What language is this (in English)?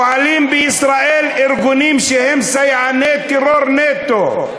Hebrew